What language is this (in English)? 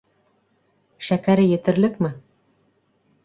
Bashkir